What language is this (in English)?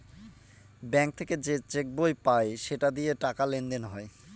Bangla